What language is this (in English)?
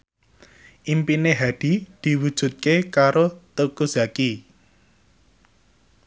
Javanese